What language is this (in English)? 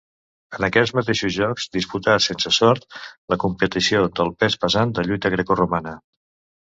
Catalan